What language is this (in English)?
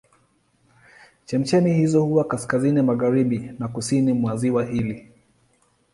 Swahili